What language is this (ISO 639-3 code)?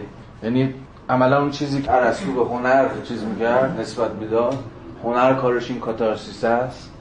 fas